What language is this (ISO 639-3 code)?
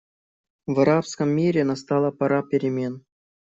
rus